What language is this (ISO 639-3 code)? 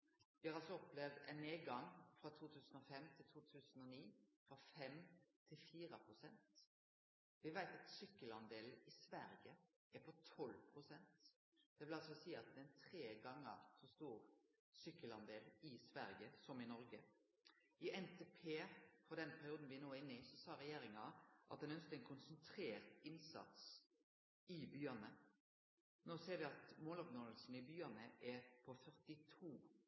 nno